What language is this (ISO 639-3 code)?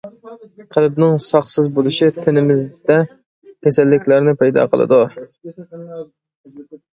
uig